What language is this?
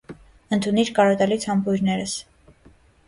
Armenian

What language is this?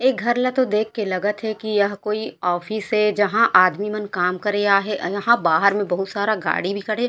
Chhattisgarhi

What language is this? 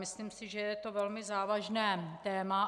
Czech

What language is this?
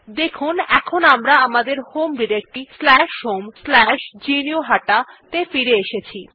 Bangla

